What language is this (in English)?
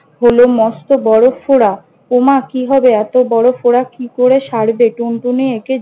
Bangla